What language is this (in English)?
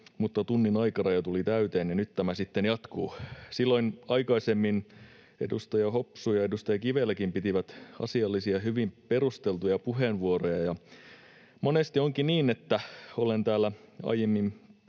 Finnish